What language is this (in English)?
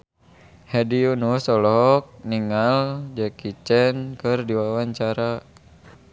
Sundanese